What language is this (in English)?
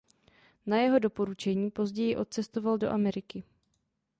Czech